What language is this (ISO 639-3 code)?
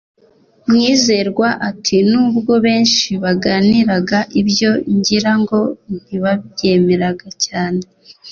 kin